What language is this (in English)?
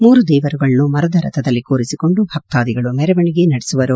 Kannada